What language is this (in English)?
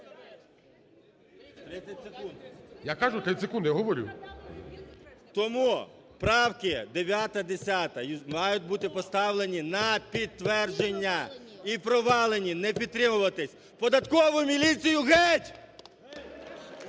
Ukrainian